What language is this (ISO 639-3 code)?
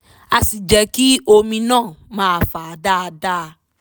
yor